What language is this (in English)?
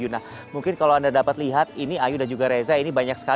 Indonesian